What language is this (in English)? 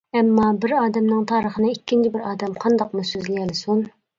Uyghur